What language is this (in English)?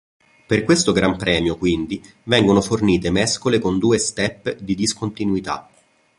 Italian